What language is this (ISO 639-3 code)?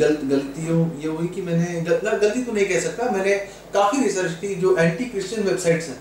hin